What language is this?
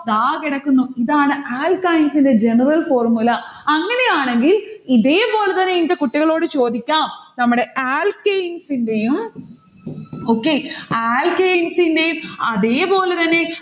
Malayalam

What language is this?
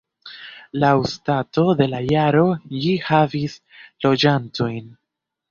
Esperanto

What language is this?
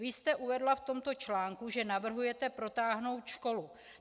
Czech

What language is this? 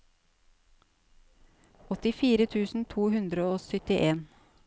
Norwegian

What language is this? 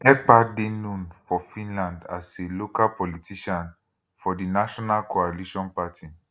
Nigerian Pidgin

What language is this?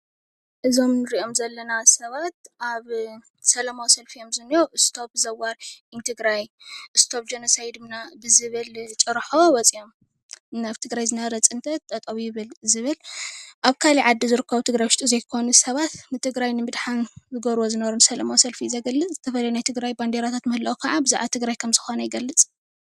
Tigrinya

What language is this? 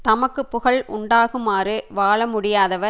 Tamil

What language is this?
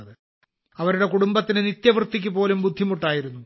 Malayalam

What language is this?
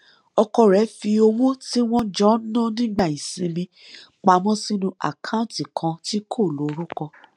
Yoruba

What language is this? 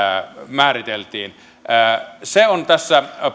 Finnish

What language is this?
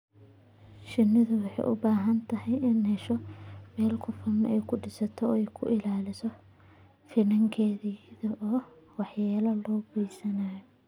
Somali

